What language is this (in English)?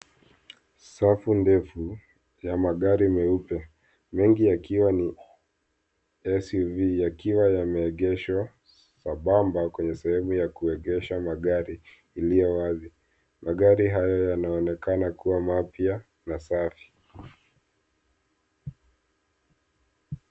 Swahili